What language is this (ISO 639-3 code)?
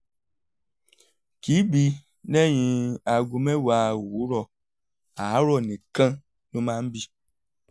yor